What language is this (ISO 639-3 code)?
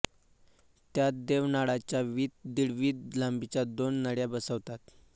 mar